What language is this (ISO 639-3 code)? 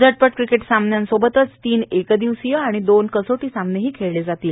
mar